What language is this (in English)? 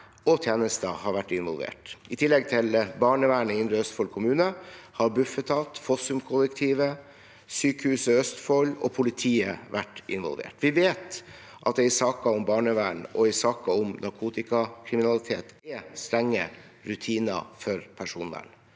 Norwegian